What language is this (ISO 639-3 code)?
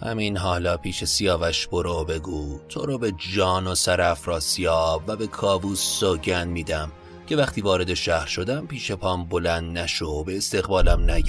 fas